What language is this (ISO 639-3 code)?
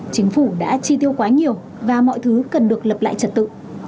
vie